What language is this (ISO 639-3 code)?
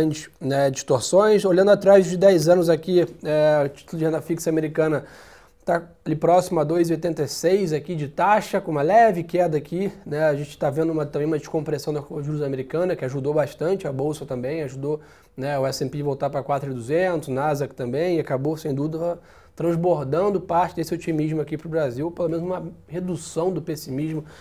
por